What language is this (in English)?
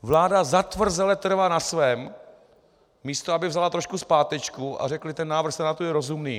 Czech